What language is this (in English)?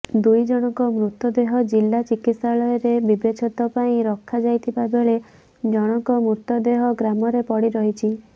Odia